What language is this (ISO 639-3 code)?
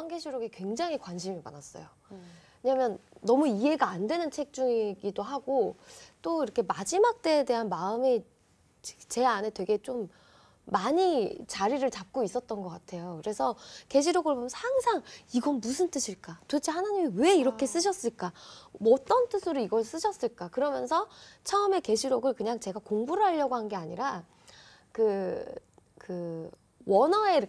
kor